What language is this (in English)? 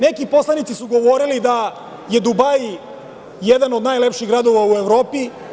Serbian